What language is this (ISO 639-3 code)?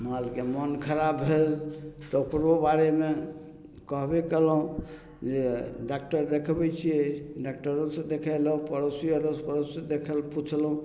mai